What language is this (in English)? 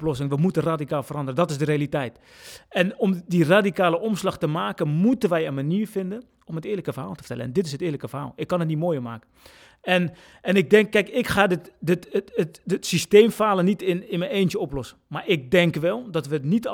Dutch